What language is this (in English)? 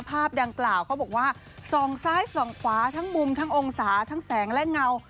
Thai